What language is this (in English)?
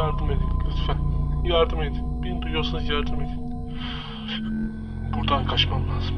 Turkish